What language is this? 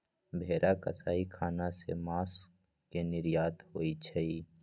Magahi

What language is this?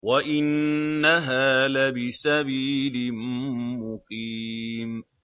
Arabic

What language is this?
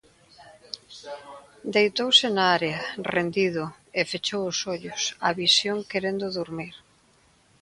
Galician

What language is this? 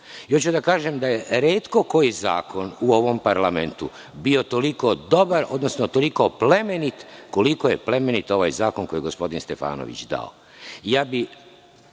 Serbian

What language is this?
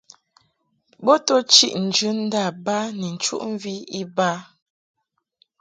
Mungaka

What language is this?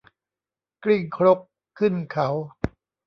Thai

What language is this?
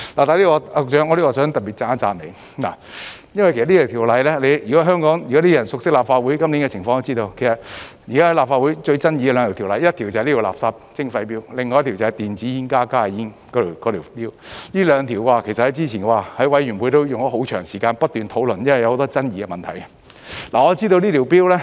Cantonese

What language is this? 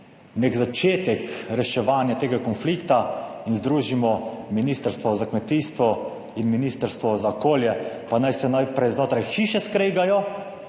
Slovenian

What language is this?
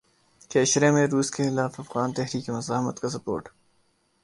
Urdu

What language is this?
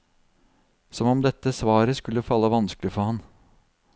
Norwegian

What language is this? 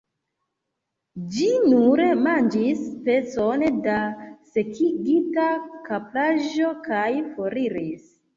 Esperanto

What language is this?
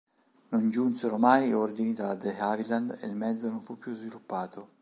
Italian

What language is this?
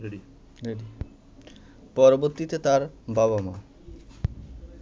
Bangla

